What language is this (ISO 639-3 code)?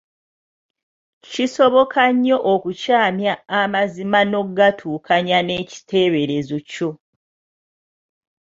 lug